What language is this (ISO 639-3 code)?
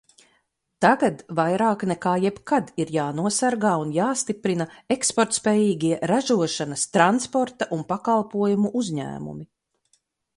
lav